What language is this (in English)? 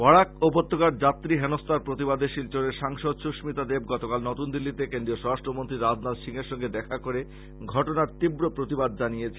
Bangla